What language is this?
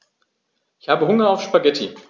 German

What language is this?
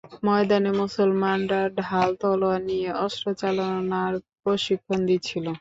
Bangla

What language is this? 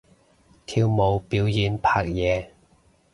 Cantonese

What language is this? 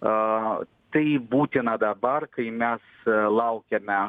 Lithuanian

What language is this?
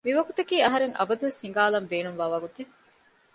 Divehi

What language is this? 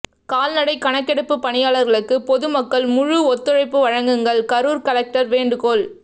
Tamil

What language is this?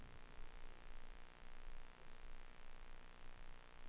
Danish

